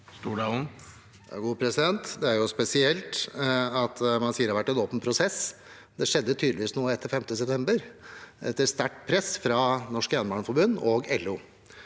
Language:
Norwegian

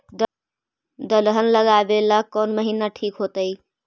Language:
Magahi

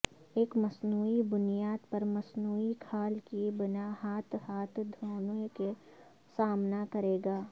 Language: Urdu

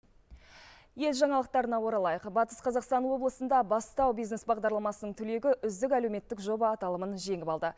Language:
Kazakh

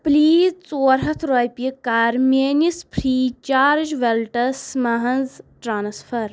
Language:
Kashmiri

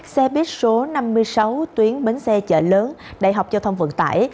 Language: Vietnamese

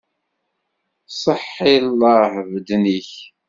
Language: Kabyle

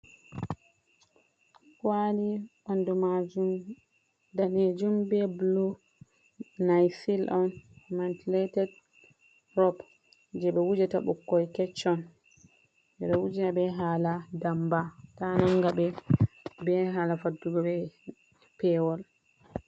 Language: Fula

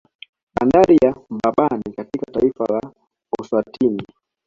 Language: Swahili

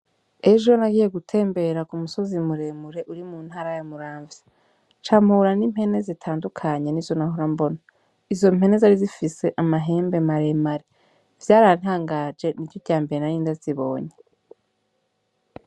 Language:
Rundi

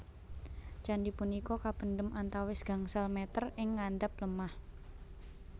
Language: Javanese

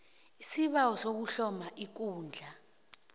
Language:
South Ndebele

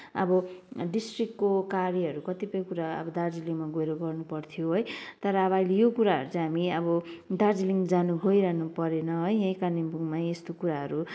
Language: Nepali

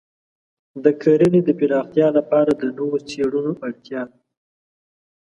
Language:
Pashto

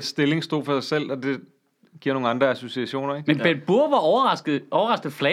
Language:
Danish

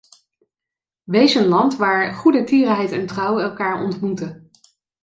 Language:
Dutch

